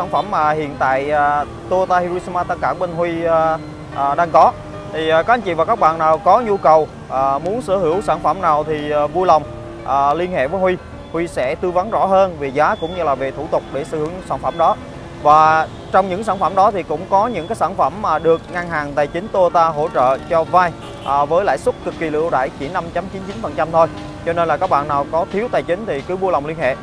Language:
Vietnamese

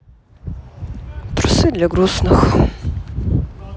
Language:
Russian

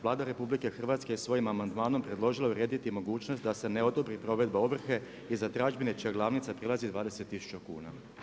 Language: Croatian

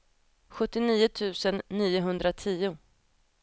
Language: Swedish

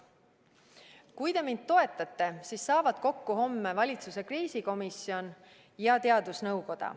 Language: Estonian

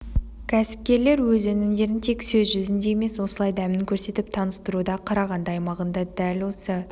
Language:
Kazakh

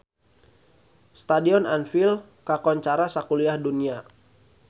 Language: Sundanese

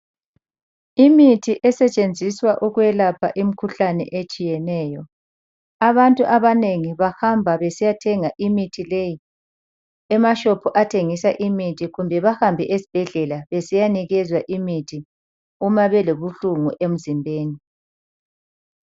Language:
North Ndebele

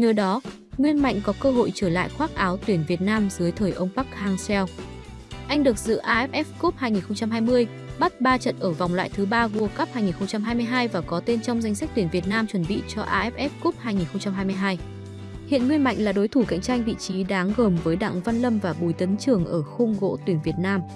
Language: Vietnamese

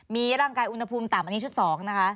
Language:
Thai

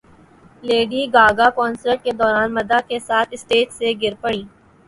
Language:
Urdu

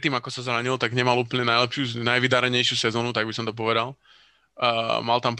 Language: Slovak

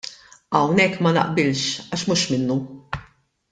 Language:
Maltese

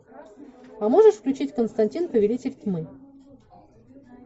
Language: Russian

